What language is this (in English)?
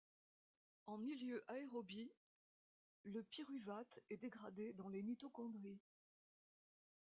French